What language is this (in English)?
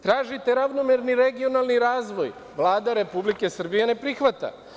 Serbian